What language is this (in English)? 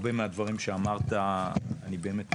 Hebrew